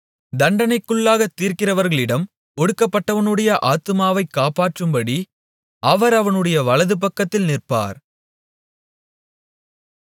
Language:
Tamil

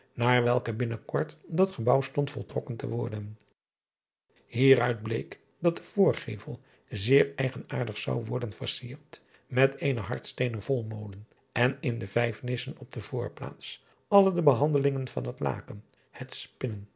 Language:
Dutch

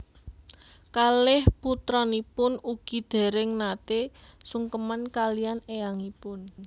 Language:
Javanese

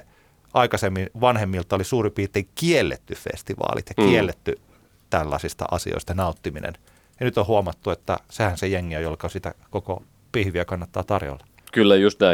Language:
Finnish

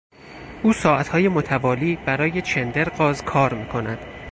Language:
Persian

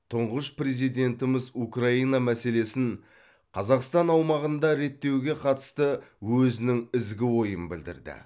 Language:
Kazakh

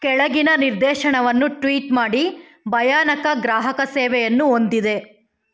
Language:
Kannada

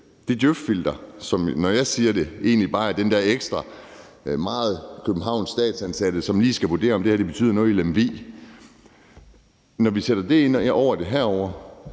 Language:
Danish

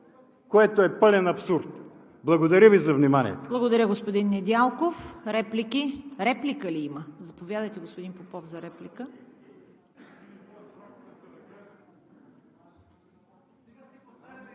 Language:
Bulgarian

